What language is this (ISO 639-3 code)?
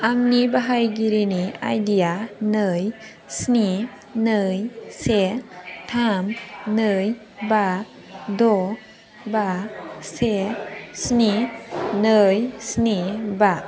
brx